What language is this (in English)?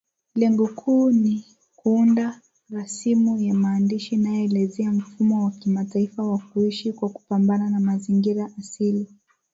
Swahili